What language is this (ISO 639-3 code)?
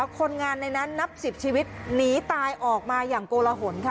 tha